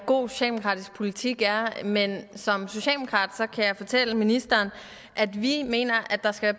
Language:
Danish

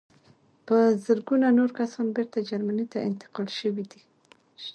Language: Pashto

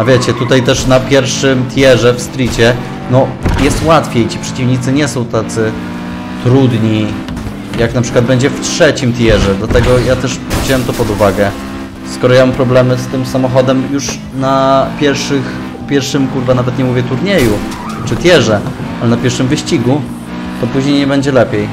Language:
Polish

